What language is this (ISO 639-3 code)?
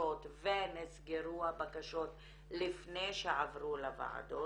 heb